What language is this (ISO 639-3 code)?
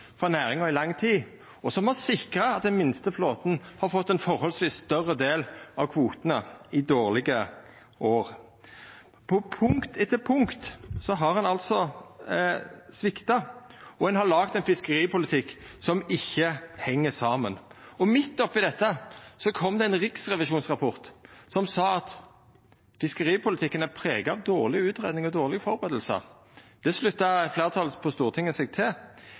nno